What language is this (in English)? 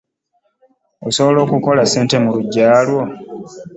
Ganda